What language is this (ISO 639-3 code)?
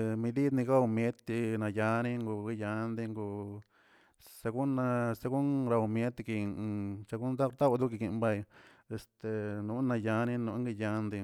zts